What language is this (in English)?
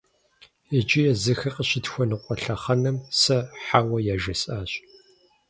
Kabardian